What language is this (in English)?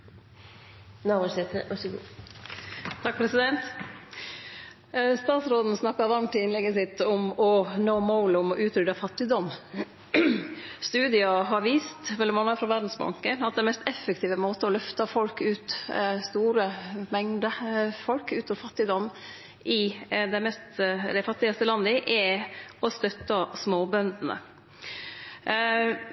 Norwegian Nynorsk